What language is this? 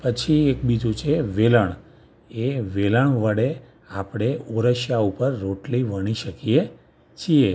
Gujarati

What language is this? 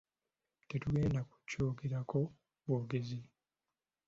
Ganda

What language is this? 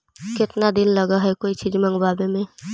Magahi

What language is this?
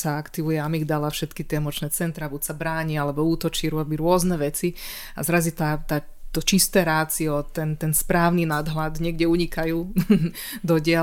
Slovak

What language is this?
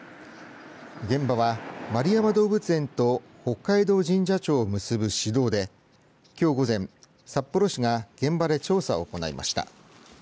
Japanese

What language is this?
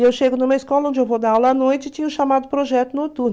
Portuguese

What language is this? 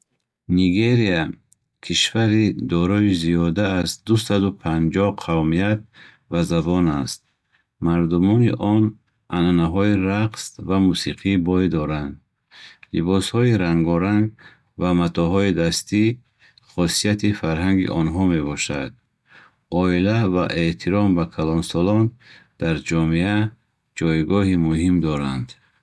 Bukharic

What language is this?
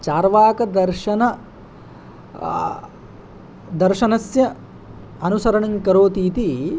Sanskrit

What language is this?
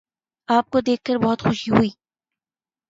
Urdu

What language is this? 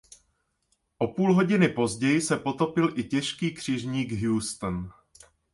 Czech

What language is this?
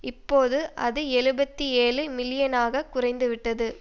Tamil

